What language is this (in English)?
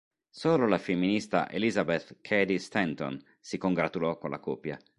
Italian